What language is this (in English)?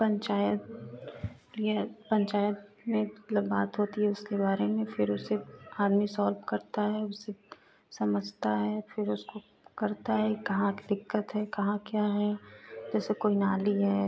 Hindi